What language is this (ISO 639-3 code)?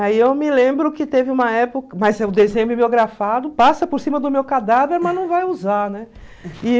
por